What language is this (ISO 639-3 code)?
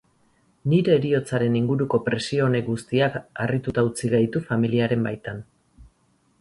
eus